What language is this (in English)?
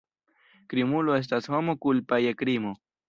Esperanto